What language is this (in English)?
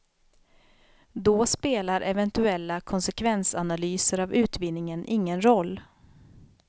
Swedish